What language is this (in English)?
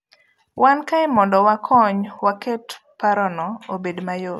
Luo (Kenya and Tanzania)